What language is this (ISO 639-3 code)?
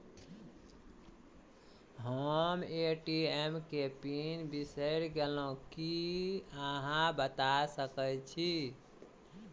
mai